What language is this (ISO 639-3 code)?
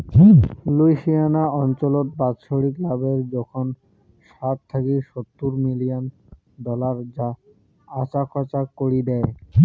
ben